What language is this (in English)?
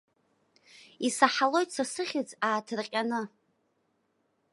Abkhazian